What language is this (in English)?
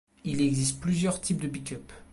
French